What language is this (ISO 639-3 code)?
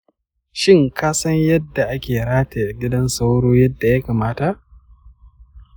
hau